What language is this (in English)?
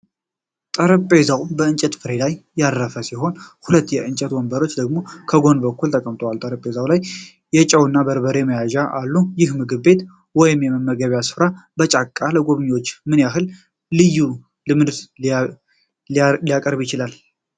Amharic